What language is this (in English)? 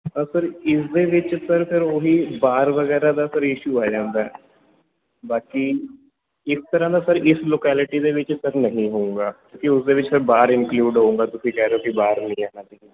Punjabi